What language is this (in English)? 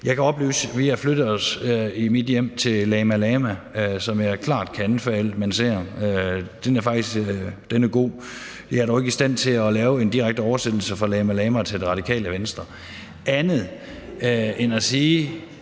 Danish